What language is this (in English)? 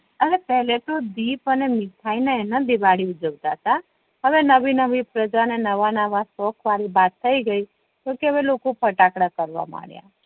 Gujarati